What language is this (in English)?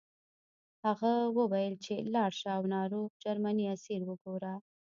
Pashto